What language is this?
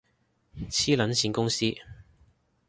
Cantonese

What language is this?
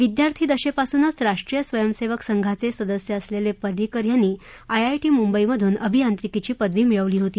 Marathi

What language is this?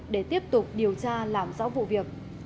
Vietnamese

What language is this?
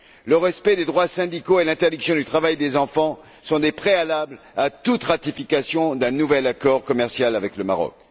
French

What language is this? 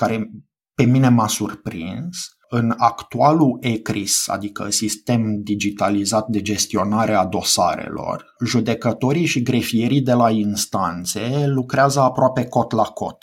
Romanian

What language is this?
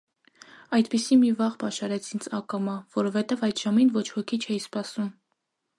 Armenian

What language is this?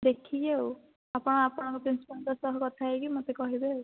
Odia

